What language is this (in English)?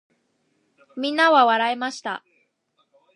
Japanese